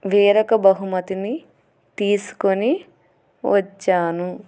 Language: Telugu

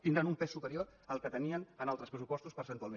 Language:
Catalan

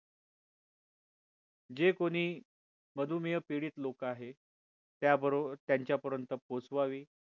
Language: Marathi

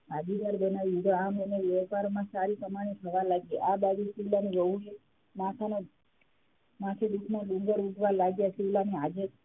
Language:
Gujarati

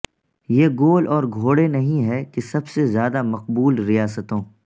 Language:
Urdu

